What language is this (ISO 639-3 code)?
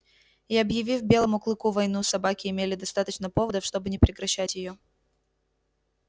rus